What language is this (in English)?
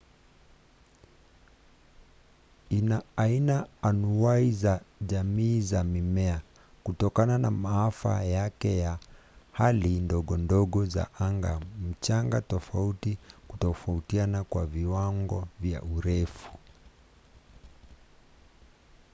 Swahili